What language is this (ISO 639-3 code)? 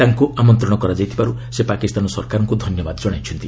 ori